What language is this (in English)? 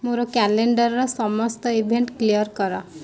Odia